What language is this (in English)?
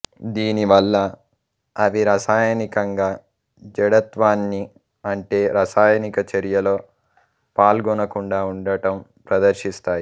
Telugu